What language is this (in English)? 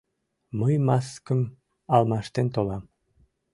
Mari